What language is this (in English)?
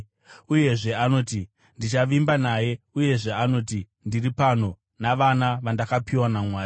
Shona